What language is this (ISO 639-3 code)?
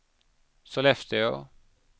swe